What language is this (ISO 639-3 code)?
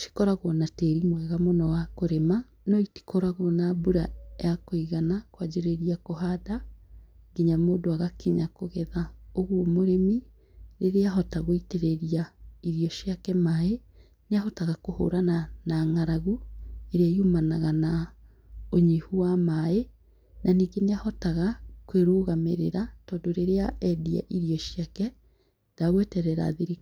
kik